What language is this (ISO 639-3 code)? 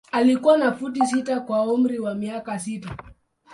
swa